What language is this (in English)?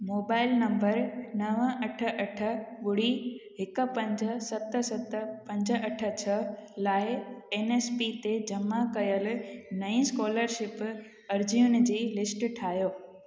Sindhi